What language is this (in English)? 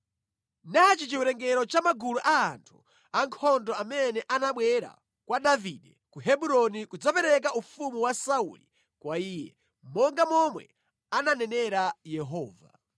Nyanja